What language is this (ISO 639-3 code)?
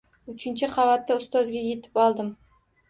uzb